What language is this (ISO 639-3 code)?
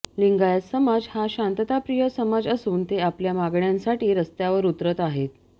mar